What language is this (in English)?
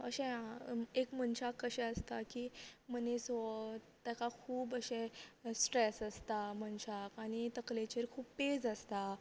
Konkani